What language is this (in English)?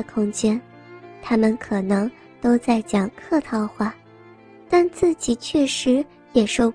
Chinese